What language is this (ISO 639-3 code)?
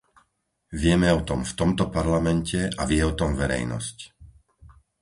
slk